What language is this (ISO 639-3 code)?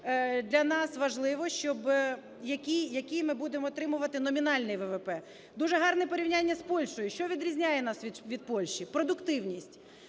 ukr